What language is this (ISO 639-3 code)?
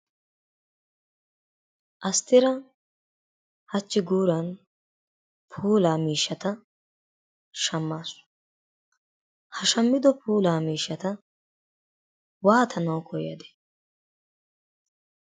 wal